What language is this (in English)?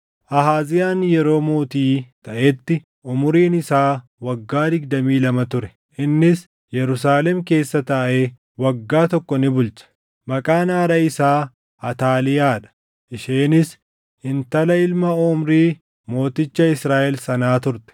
Oromo